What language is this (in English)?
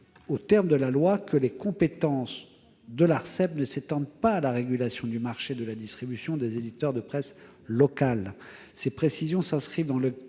French